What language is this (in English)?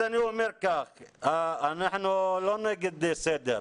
Hebrew